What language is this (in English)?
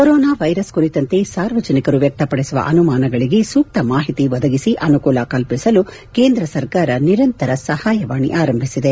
Kannada